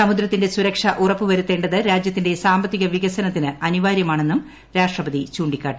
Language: Malayalam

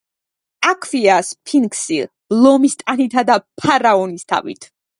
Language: Georgian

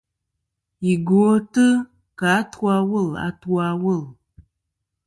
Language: Kom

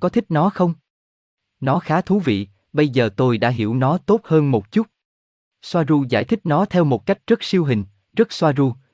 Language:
Vietnamese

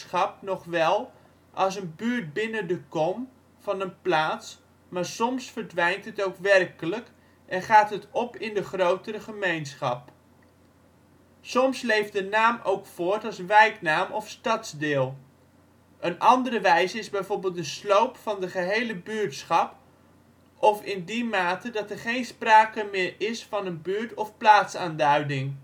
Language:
Dutch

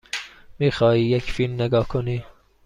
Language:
Persian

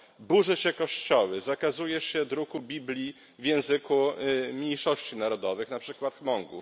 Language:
Polish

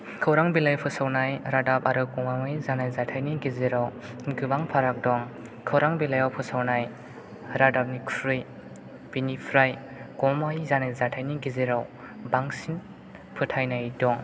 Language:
Bodo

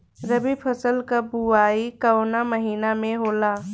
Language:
Bhojpuri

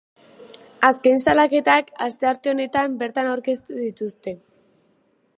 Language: Basque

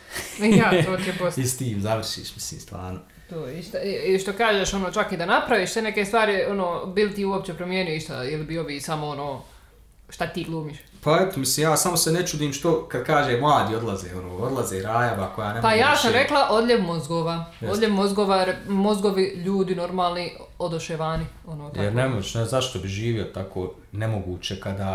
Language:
Croatian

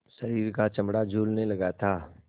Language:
Hindi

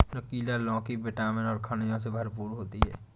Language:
Hindi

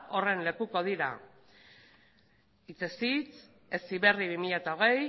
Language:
Basque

